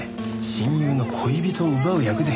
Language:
Japanese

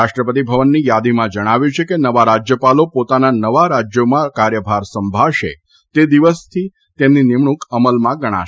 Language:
Gujarati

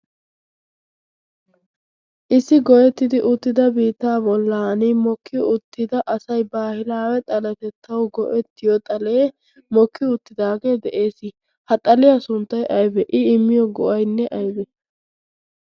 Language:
Wolaytta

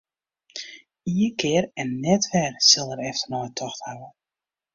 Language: Western Frisian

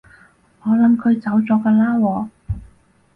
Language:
Cantonese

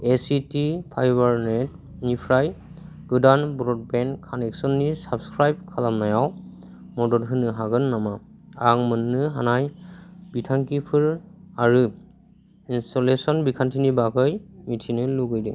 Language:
Bodo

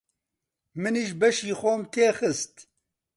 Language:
Central Kurdish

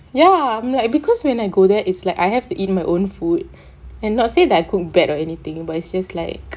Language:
English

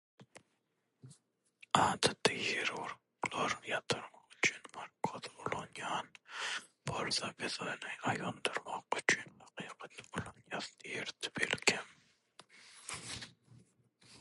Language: Turkmen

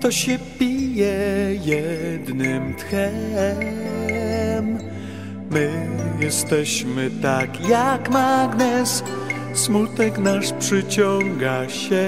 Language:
Polish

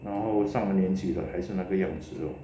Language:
English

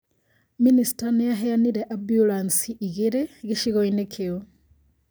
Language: Kikuyu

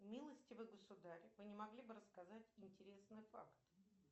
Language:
Russian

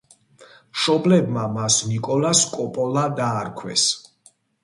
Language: Georgian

